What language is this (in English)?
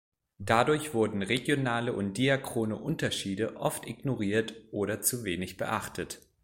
German